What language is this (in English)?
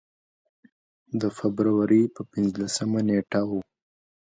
Pashto